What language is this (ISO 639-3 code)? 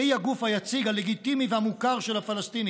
heb